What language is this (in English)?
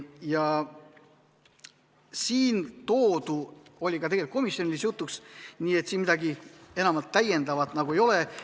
Estonian